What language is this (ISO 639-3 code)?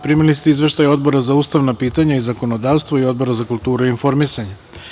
srp